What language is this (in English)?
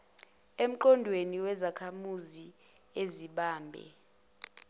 Zulu